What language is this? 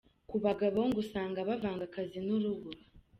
Kinyarwanda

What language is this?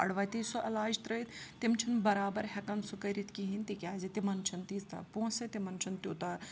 Kashmiri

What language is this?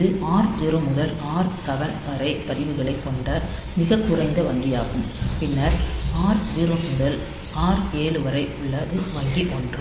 Tamil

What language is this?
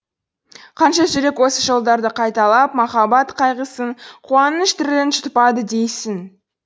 Kazakh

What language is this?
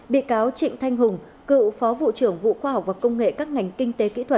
Vietnamese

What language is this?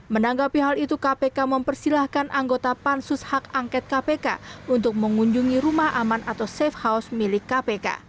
Indonesian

